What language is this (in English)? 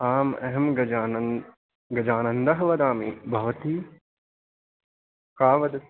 Sanskrit